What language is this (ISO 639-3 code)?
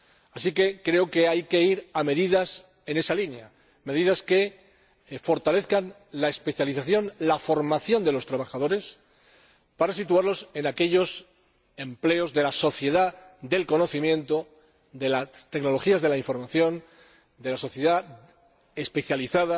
spa